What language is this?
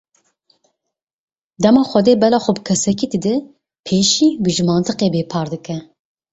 Kurdish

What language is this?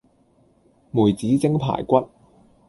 Cantonese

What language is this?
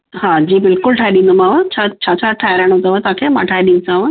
Sindhi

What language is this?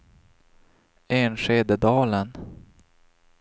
Swedish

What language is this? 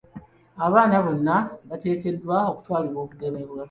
Ganda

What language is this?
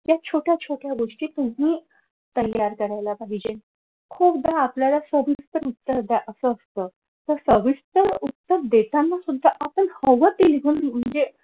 Marathi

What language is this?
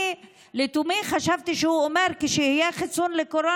Hebrew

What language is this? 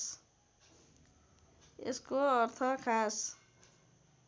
Nepali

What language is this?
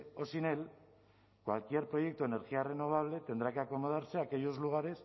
Spanish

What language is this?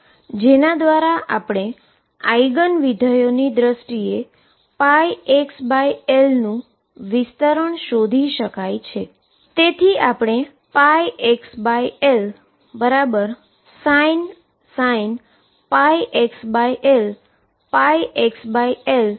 Gujarati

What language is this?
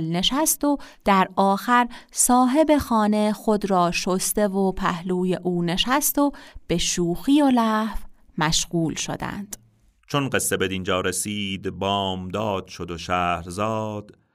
Persian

